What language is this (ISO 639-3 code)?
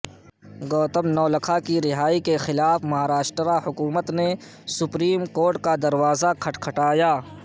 urd